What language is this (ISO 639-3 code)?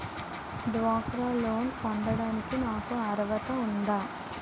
tel